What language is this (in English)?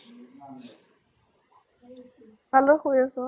Assamese